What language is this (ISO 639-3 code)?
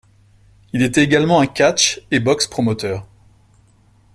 fra